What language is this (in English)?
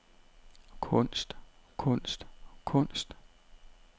Danish